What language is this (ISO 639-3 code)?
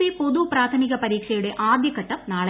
mal